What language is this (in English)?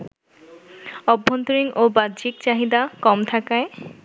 Bangla